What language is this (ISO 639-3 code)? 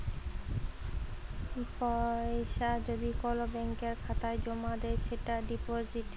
ben